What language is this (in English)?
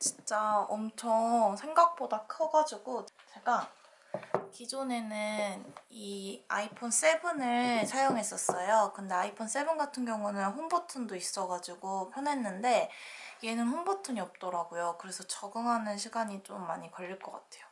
Korean